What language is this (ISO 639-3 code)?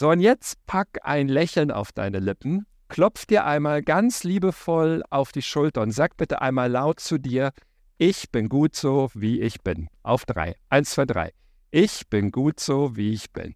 deu